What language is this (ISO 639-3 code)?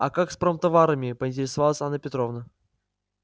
rus